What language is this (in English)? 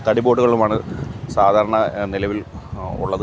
Malayalam